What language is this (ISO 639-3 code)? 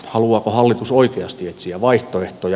fin